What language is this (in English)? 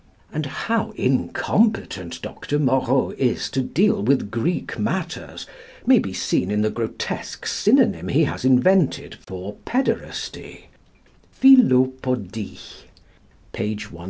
English